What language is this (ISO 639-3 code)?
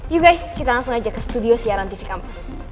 ind